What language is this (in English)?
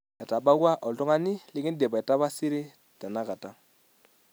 Masai